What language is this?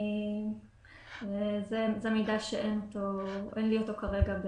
Hebrew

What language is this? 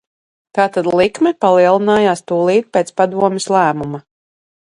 Latvian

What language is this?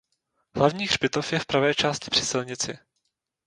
Czech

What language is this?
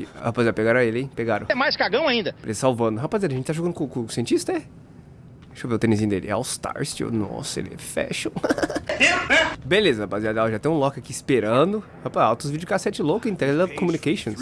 Portuguese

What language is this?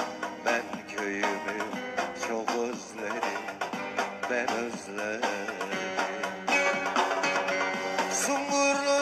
Turkish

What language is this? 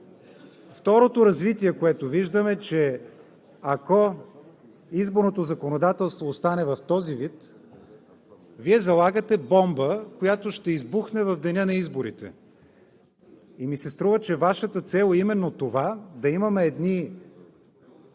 Bulgarian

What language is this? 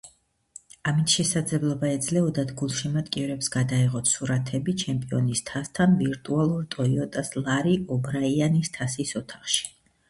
Georgian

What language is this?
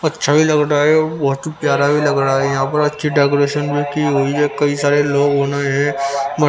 Hindi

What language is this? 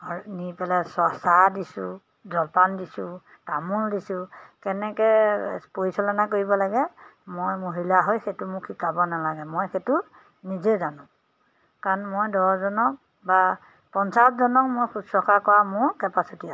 Assamese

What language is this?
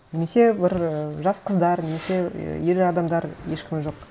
Kazakh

